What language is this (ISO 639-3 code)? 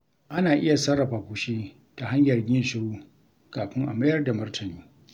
hau